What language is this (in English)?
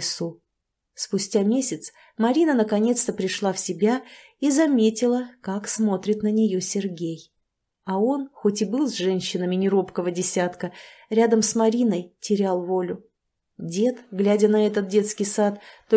Russian